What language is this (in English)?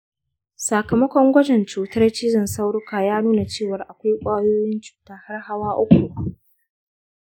Hausa